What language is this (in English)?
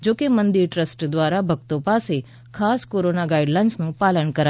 Gujarati